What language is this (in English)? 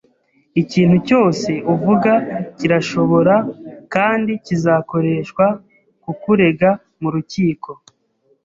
Kinyarwanda